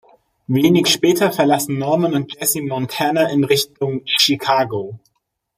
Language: German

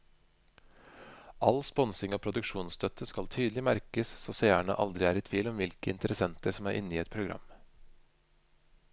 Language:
Norwegian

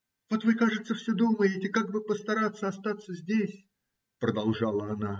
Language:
Russian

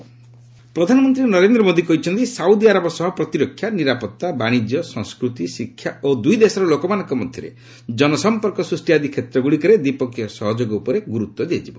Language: Odia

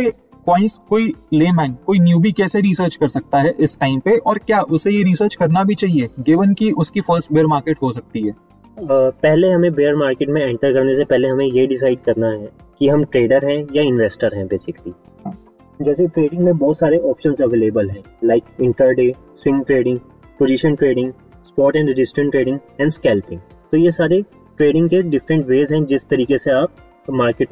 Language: Hindi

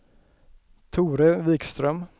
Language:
Swedish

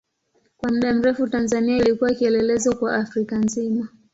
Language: Swahili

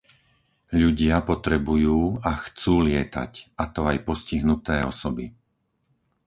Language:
Slovak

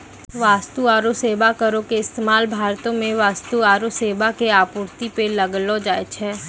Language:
Maithili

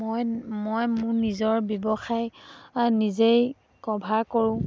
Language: Assamese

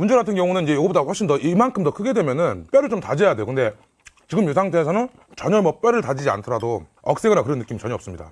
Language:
Korean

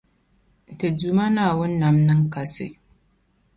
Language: Dagbani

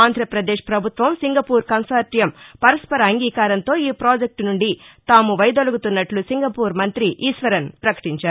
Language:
Telugu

